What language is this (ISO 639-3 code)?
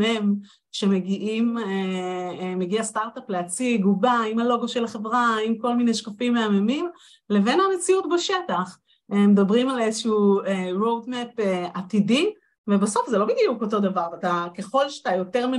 heb